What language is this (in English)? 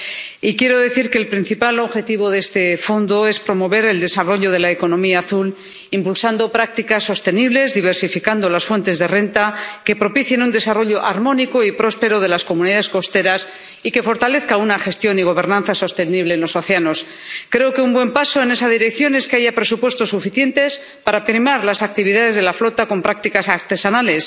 Spanish